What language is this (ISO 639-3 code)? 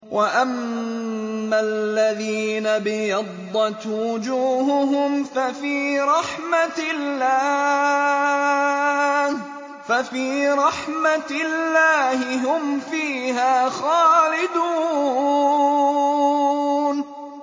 ara